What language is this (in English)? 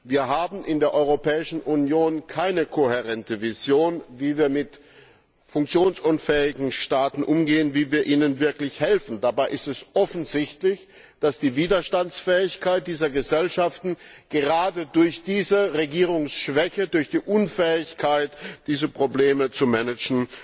German